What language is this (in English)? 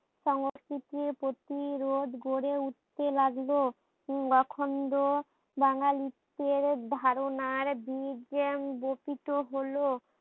Bangla